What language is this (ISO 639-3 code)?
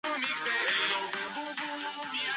kat